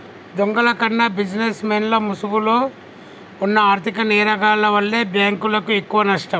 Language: Telugu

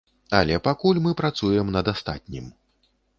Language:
Belarusian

